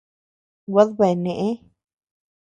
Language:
Tepeuxila Cuicatec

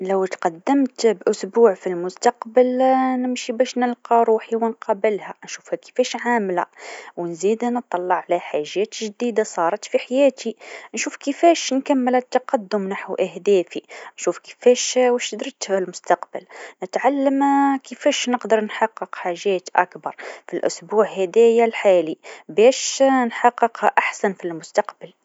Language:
Tunisian Arabic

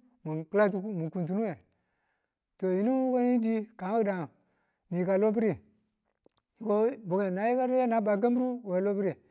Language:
Tula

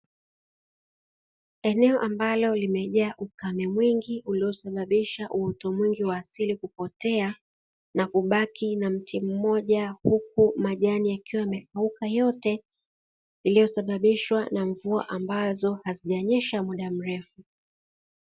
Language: Swahili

